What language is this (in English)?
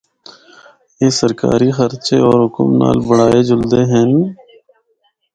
Northern Hindko